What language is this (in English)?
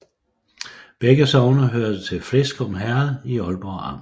Danish